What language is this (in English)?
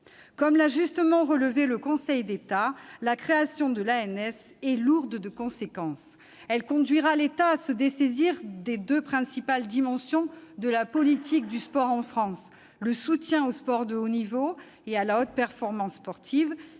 French